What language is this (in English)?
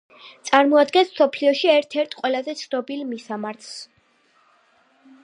Georgian